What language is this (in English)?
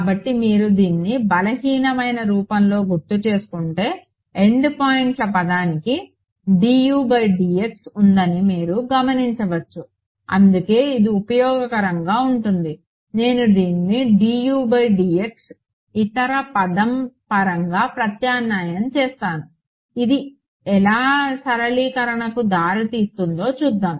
Telugu